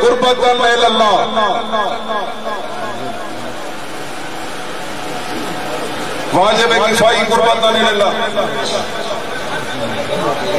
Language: Arabic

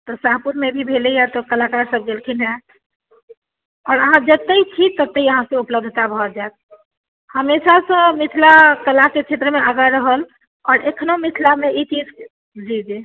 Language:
Maithili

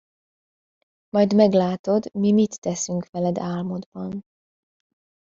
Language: Hungarian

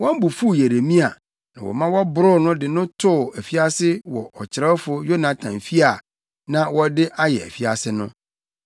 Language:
Akan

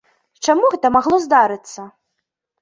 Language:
Belarusian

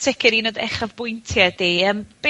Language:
Welsh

